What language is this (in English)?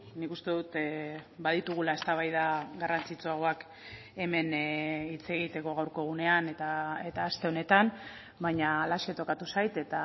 Basque